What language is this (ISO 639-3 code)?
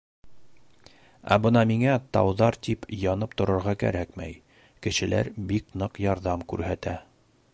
bak